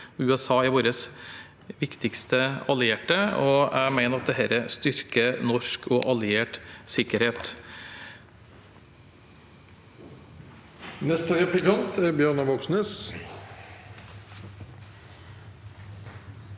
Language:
Norwegian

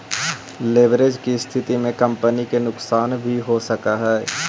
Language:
Magahi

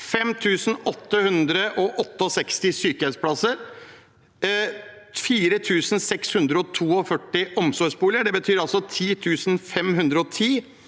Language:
Norwegian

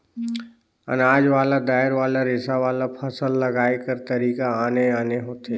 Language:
Chhattisgarhi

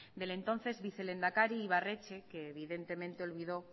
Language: Spanish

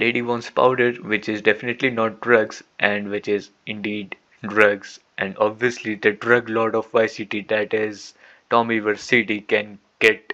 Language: English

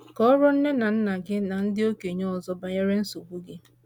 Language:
Igbo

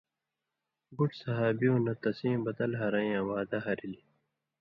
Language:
Indus Kohistani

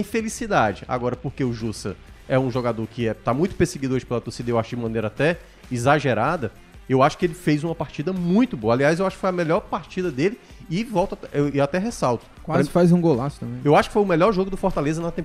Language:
Portuguese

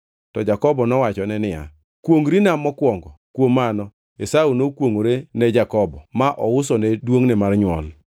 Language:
Luo (Kenya and Tanzania)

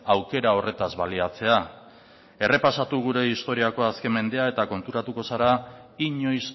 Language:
Basque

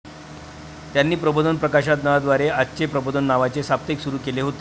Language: Marathi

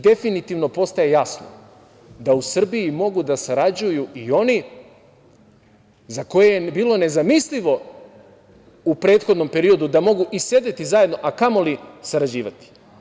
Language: Serbian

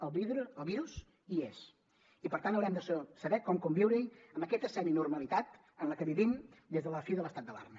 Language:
Catalan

